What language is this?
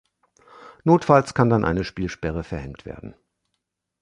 German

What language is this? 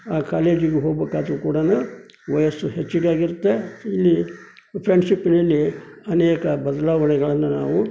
Kannada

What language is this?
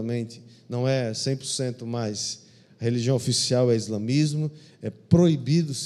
Portuguese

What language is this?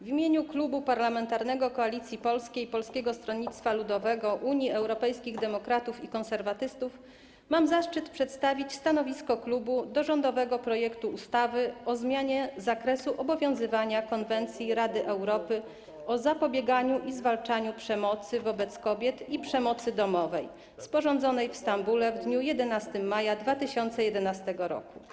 Polish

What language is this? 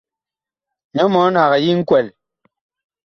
Bakoko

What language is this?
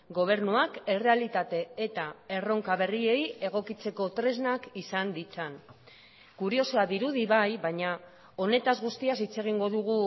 Basque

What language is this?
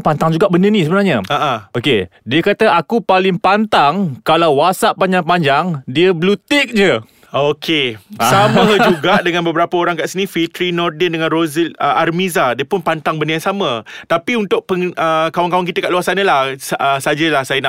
Malay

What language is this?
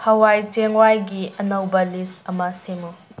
Manipuri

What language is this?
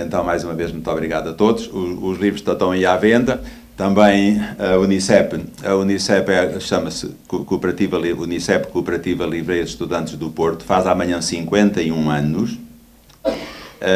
Portuguese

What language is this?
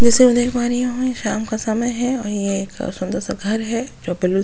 Hindi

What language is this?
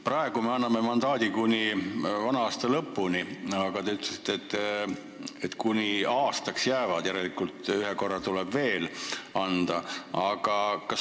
Estonian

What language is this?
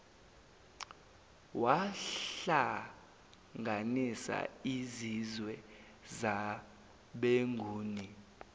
Zulu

